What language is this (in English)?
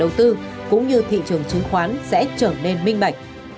Vietnamese